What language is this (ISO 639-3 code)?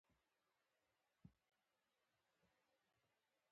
pus